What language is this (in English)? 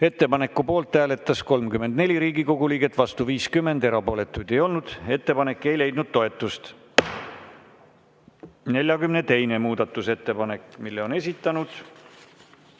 Estonian